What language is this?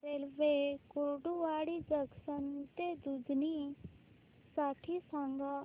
Marathi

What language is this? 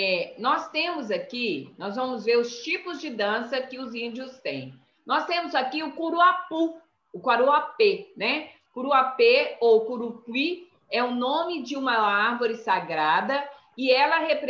Portuguese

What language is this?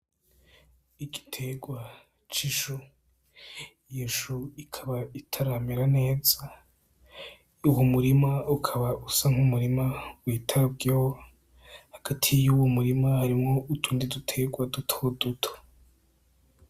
Rundi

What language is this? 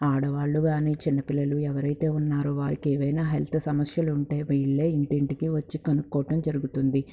Telugu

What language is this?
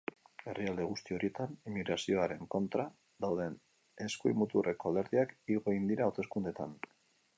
Basque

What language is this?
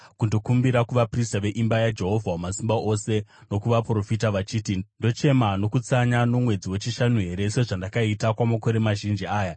Shona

